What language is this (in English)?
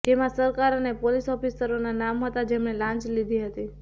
Gujarati